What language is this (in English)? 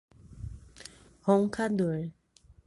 Portuguese